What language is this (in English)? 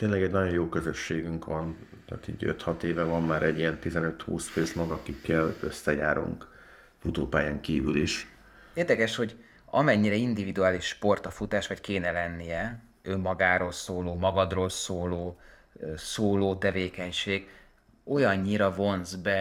Hungarian